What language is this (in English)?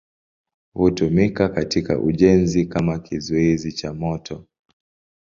Swahili